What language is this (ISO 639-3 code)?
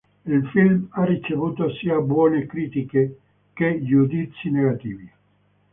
ita